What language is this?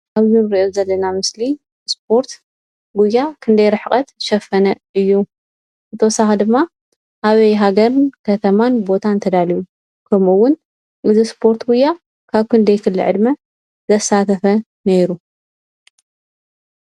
Tigrinya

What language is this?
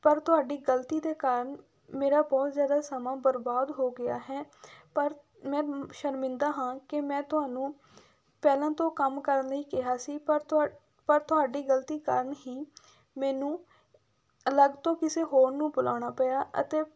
Punjabi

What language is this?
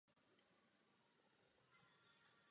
Czech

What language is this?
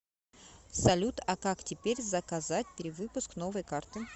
Russian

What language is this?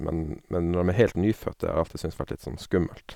Norwegian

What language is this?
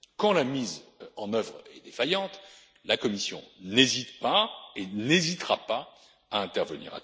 French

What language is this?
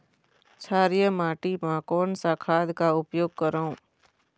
Chhattisgarhi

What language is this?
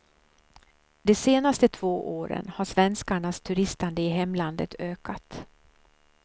Swedish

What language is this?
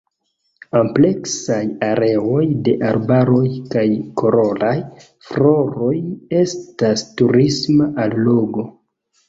Esperanto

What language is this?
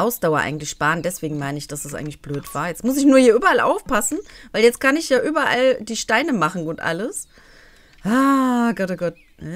German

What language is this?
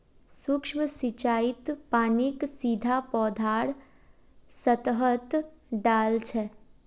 Magahi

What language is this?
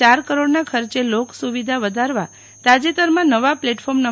Gujarati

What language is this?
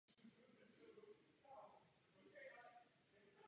Czech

